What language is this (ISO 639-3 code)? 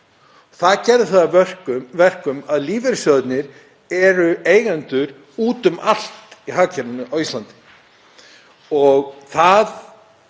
isl